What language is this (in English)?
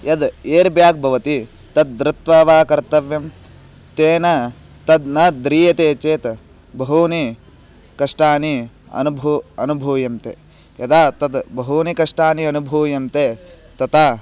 Sanskrit